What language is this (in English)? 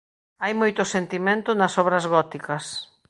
Galician